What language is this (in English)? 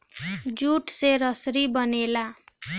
Bhojpuri